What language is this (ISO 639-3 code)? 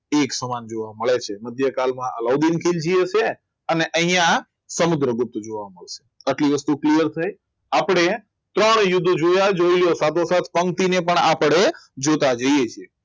guj